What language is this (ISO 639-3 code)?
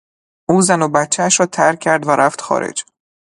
fas